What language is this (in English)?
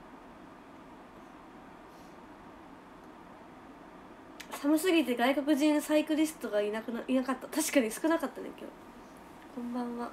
Japanese